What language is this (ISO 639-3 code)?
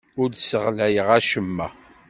kab